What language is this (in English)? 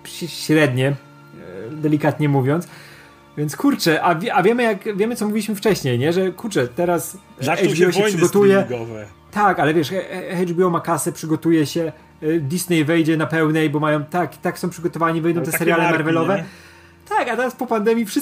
Polish